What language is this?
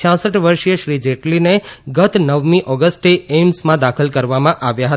Gujarati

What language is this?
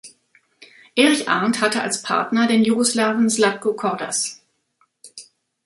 German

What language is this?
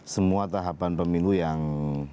Indonesian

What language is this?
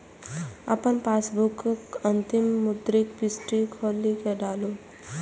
Maithili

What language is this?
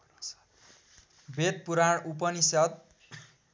Nepali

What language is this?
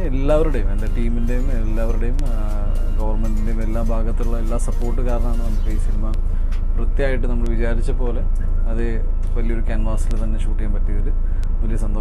Dutch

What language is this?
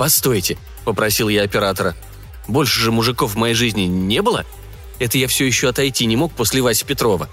Russian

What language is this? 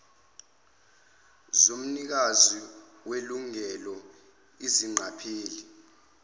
Zulu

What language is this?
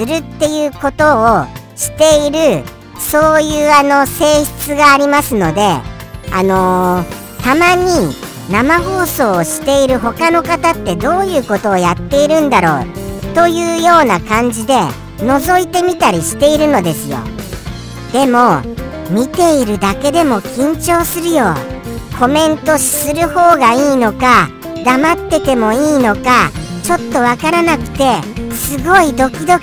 Japanese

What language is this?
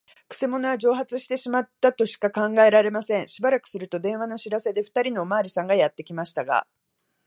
Japanese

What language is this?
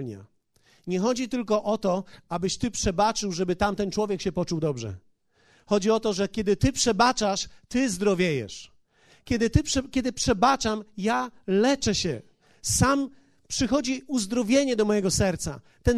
Polish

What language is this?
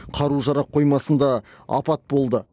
Kazakh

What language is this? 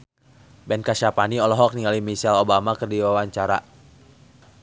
Sundanese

